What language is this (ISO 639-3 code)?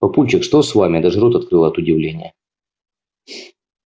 rus